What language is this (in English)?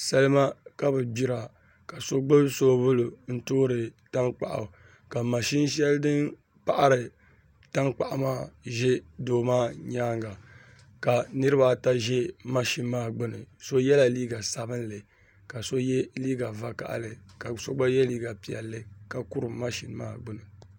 Dagbani